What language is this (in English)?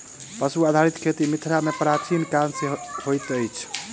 Maithili